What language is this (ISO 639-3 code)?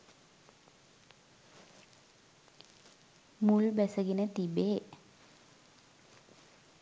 sin